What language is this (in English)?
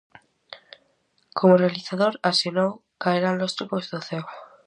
Galician